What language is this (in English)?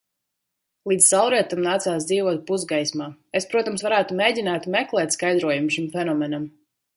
Latvian